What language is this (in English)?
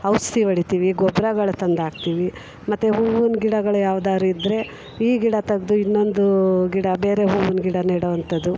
Kannada